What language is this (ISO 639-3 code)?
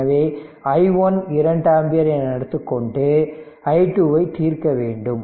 tam